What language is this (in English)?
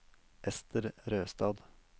Norwegian